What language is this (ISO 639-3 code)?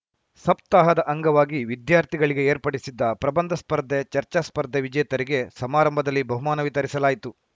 kan